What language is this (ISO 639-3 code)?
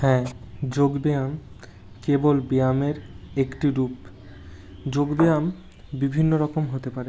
ben